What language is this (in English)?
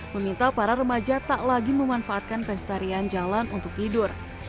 Indonesian